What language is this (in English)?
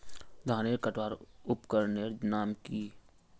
Magahi